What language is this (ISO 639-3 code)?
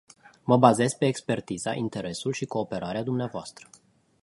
ron